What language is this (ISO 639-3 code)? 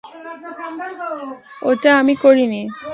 ben